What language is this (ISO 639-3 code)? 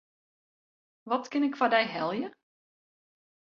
fry